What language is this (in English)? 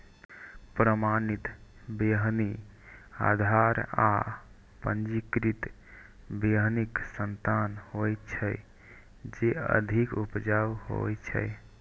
Maithili